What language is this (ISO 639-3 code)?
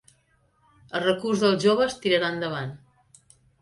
cat